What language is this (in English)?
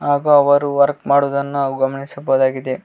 Kannada